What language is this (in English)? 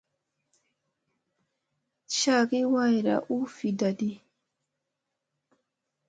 Musey